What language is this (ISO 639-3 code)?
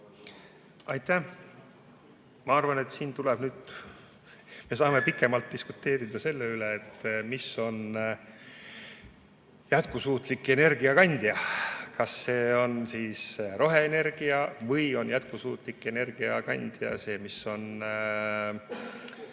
est